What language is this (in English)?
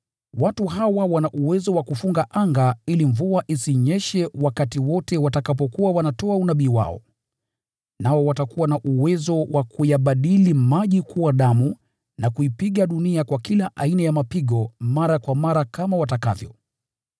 Swahili